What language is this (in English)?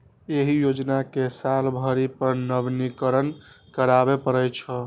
Maithili